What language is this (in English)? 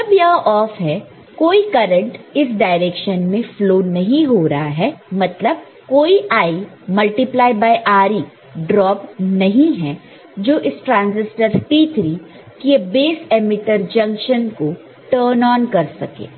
Hindi